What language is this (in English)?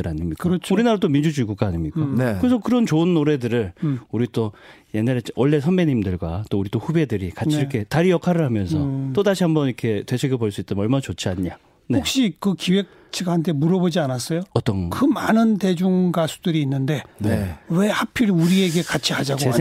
Korean